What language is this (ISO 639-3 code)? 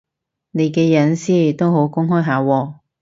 yue